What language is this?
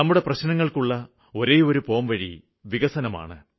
Malayalam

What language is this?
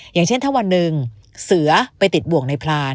Thai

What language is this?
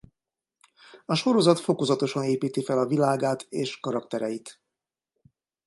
Hungarian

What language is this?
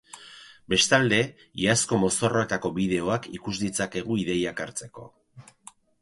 Basque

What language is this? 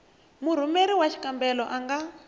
Tsonga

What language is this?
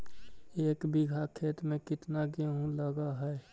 Magahi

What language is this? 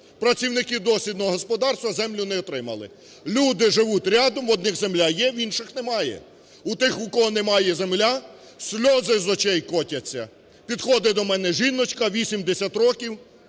Ukrainian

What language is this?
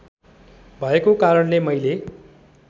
Nepali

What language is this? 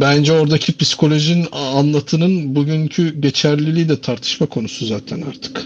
Turkish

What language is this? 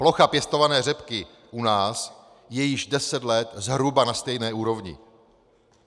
Czech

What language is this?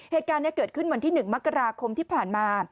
Thai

